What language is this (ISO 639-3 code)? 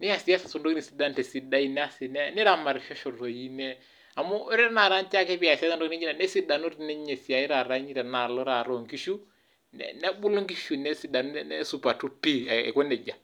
mas